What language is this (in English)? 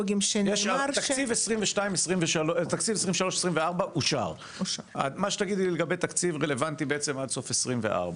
Hebrew